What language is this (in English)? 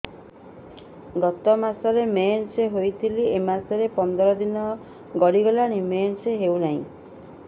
Odia